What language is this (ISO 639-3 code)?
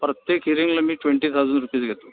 mar